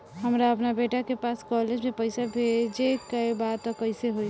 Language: Bhojpuri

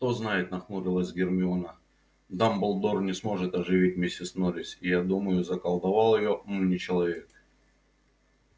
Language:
Russian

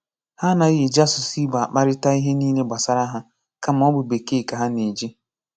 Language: Igbo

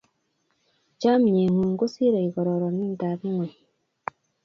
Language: Kalenjin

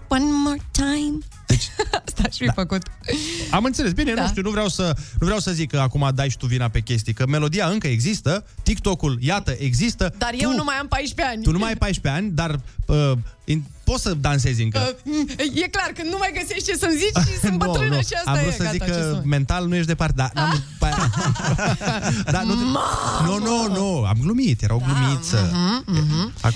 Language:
Romanian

